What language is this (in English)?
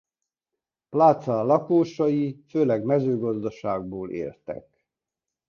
Hungarian